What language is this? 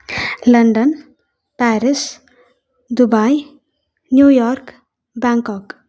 Sanskrit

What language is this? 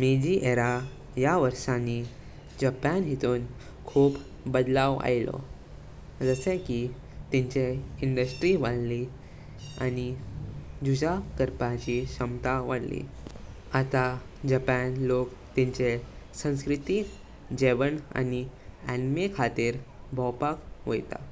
Konkani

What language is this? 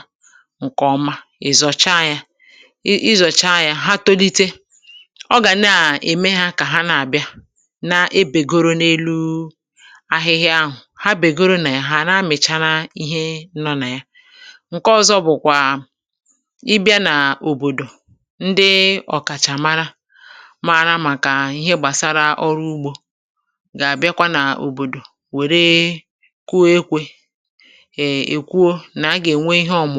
Igbo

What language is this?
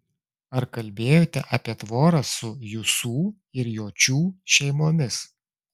Lithuanian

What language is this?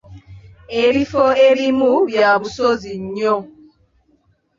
Ganda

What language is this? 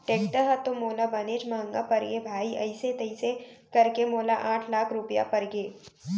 Chhattisgarhi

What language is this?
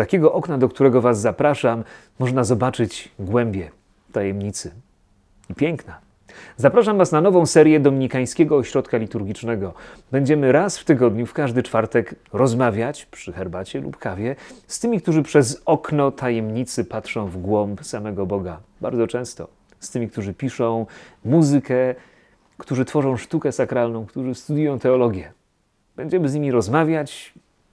Polish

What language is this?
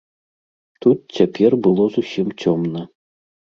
Belarusian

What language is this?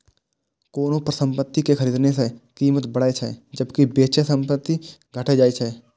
Maithili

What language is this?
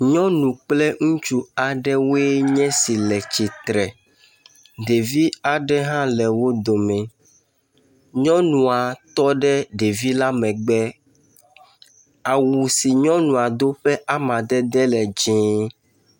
Ewe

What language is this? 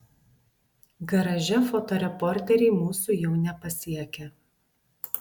Lithuanian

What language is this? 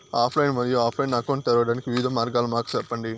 Telugu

